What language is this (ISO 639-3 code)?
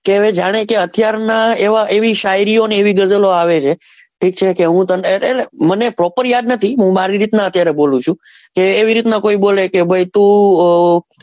guj